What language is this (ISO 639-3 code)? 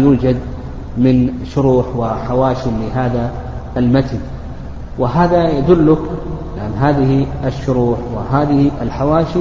ara